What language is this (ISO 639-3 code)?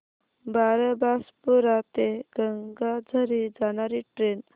mar